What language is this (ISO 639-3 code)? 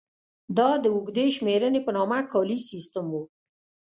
pus